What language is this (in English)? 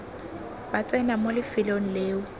Tswana